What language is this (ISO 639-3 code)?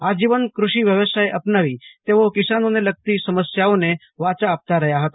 guj